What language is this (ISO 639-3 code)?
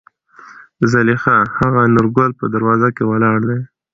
pus